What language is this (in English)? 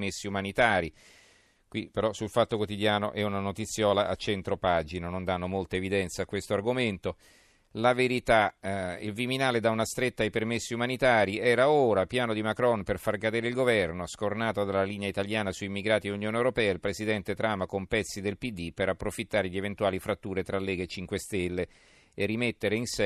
Italian